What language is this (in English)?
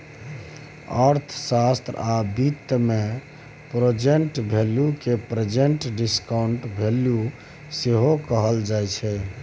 Maithili